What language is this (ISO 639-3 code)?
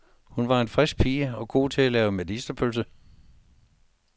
dan